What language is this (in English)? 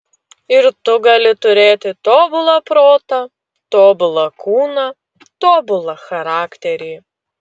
Lithuanian